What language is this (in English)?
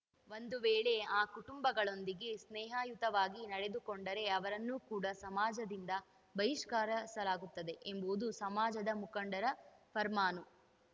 Kannada